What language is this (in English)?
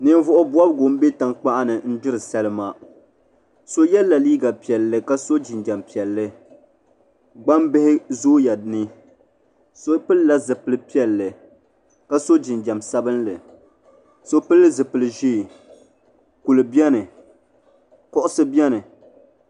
Dagbani